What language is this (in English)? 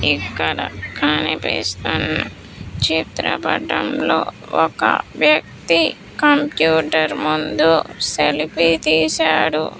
Telugu